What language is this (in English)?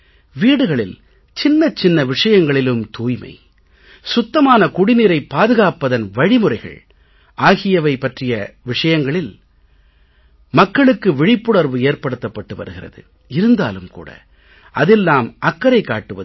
Tamil